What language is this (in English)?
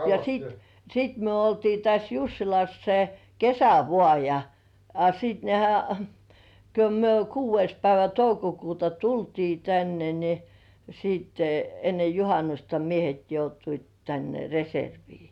Finnish